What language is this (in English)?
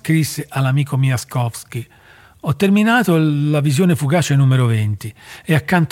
Italian